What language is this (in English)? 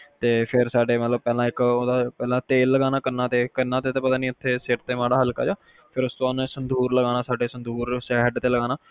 Punjabi